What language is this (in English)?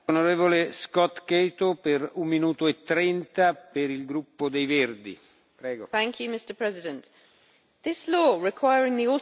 English